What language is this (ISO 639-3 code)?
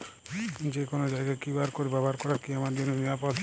ben